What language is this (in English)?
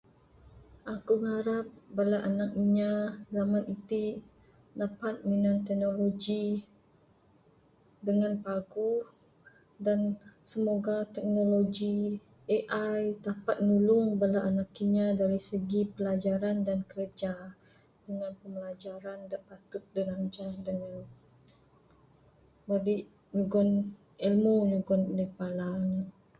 Bukar-Sadung Bidayuh